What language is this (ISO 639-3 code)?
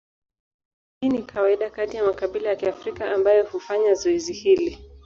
swa